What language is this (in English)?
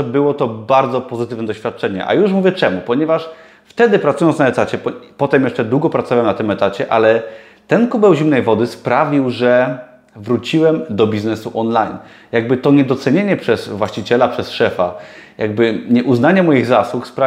Polish